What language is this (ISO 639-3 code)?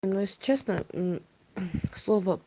rus